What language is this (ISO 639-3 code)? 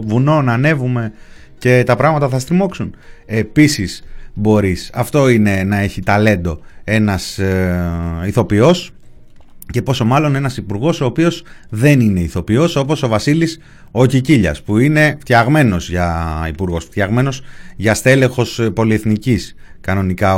ell